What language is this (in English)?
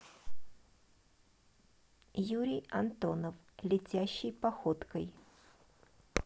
Russian